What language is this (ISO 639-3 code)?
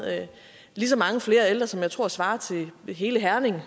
dan